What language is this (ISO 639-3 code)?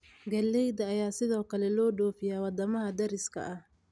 som